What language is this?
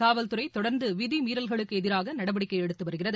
Tamil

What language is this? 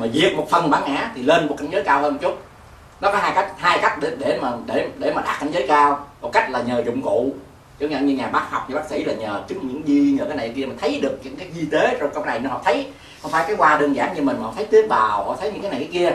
Vietnamese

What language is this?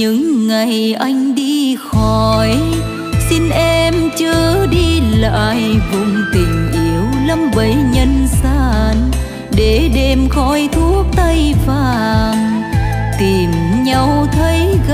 Vietnamese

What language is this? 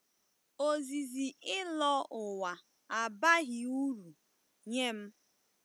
Igbo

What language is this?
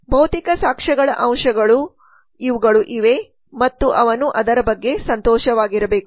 Kannada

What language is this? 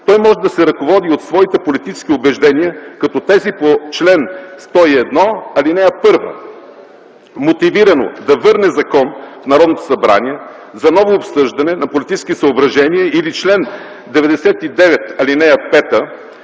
Bulgarian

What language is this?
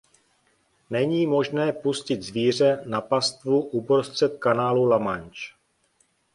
Czech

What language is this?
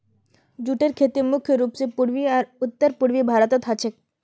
Magahi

